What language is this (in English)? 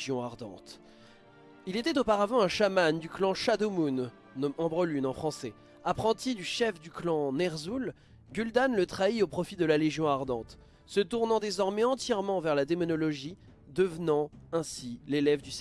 French